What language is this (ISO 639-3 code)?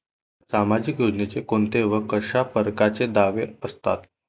mar